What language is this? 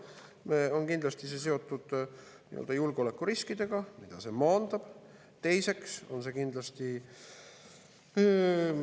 Estonian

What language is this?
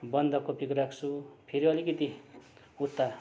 Nepali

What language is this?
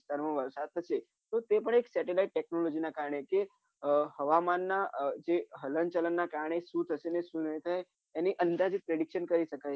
Gujarati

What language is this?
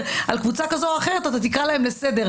Hebrew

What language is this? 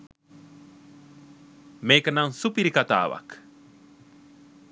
Sinhala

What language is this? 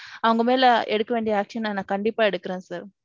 Tamil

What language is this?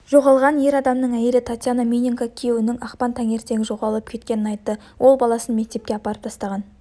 Kazakh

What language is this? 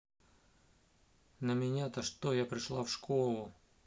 Russian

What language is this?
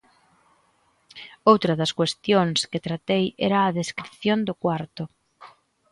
Galician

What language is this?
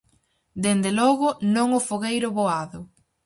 Galician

